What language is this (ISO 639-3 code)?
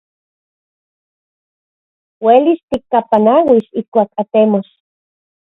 ncx